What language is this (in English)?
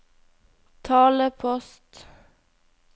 Norwegian